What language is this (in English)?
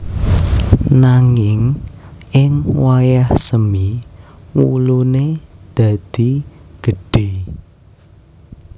Javanese